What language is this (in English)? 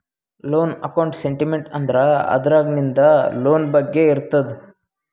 Kannada